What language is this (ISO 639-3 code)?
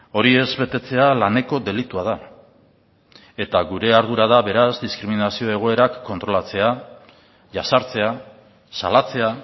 eus